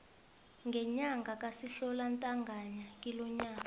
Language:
South Ndebele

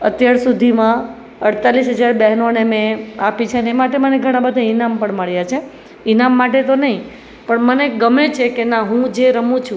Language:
Gujarati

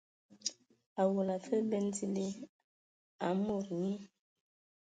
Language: Ewondo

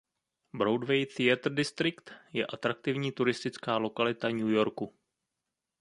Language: Czech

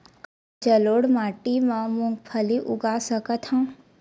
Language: Chhattisgarhi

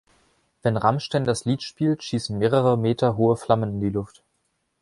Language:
German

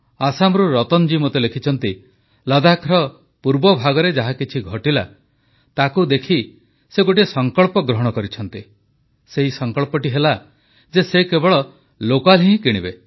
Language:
Odia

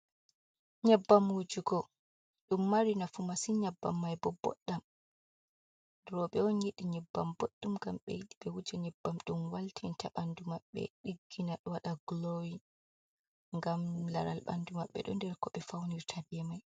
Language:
Fula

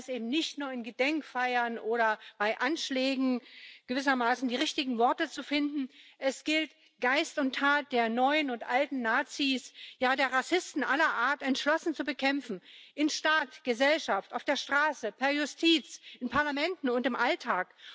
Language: German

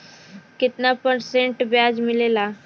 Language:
Bhojpuri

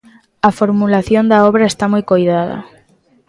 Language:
Galician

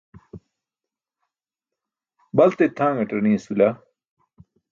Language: Burushaski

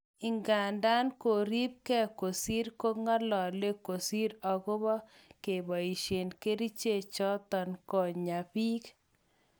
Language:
Kalenjin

